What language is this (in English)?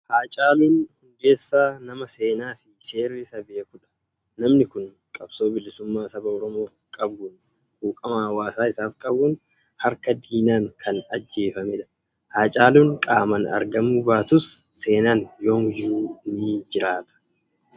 Oromo